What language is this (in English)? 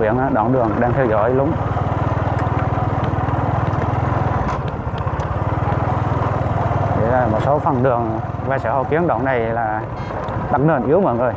Vietnamese